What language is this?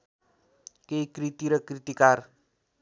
Nepali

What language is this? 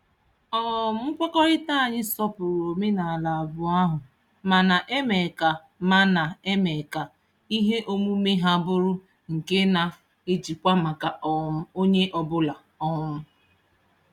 Igbo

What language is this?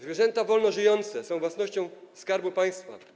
Polish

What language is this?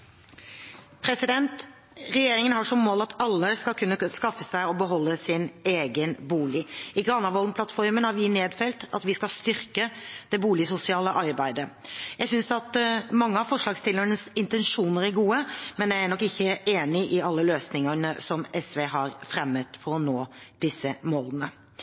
Norwegian Bokmål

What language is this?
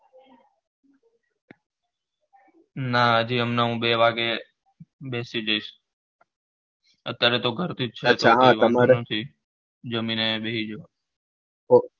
Gujarati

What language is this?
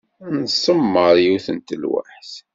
Kabyle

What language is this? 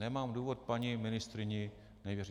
Czech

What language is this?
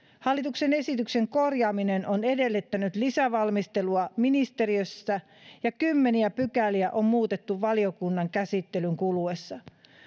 Finnish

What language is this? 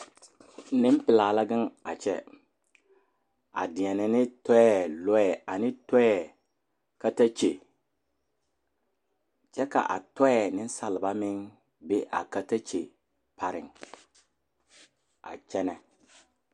Southern Dagaare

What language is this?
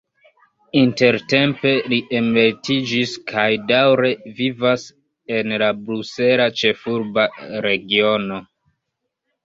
Esperanto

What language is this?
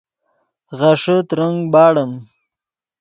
Yidgha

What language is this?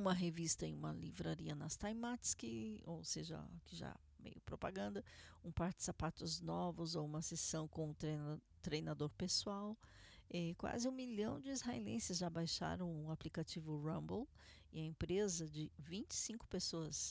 Portuguese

